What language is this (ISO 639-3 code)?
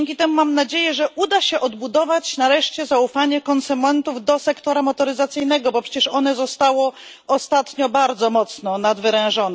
pol